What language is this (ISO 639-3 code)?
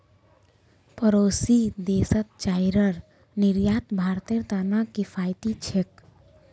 mag